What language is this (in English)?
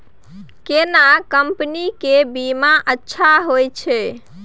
Maithili